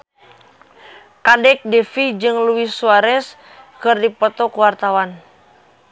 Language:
Sundanese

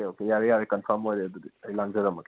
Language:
Manipuri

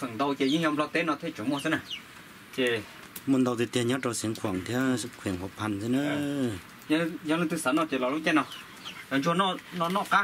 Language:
Thai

